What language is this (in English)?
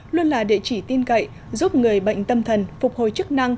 Vietnamese